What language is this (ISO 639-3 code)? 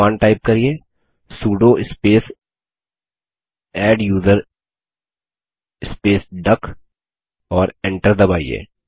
hin